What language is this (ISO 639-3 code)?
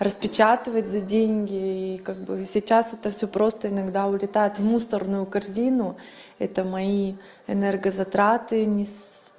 rus